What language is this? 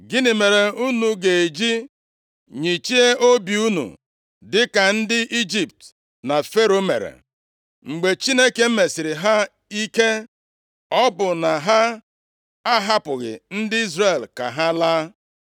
Igbo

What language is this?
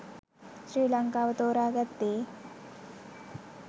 Sinhala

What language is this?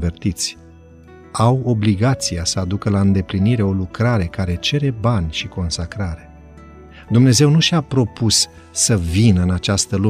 Romanian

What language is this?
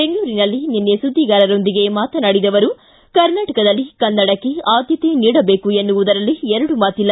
Kannada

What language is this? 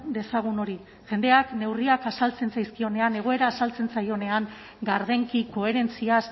Basque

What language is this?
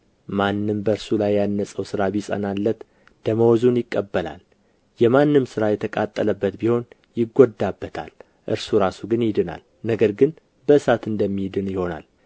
Amharic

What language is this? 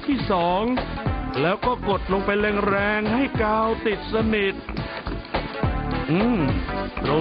Thai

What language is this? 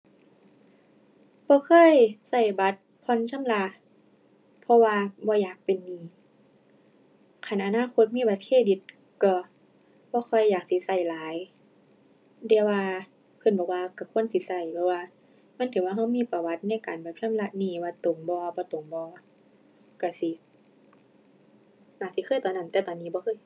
Thai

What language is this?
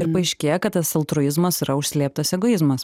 Lithuanian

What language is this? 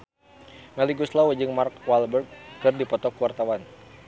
Sundanese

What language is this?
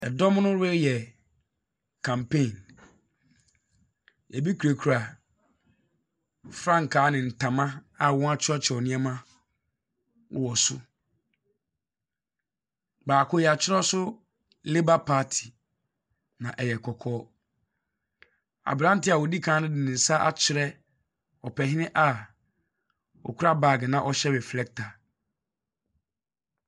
Akan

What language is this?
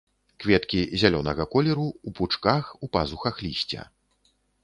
Belarusian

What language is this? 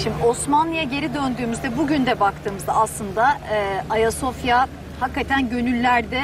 Turkish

